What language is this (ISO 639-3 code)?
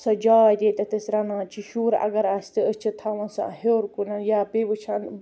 kas